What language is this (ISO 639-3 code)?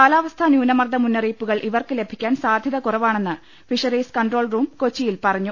mal